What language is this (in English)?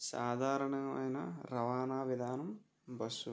Telugu